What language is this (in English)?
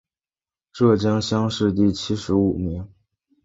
Chinese